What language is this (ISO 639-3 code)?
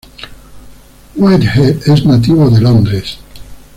spa